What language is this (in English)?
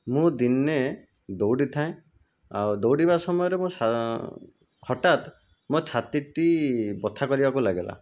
Odia